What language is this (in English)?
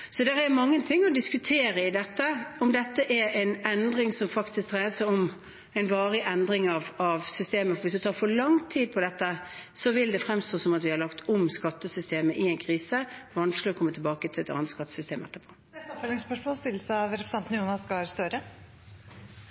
Norwegian